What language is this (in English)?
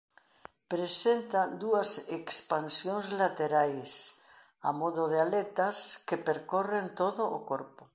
Galician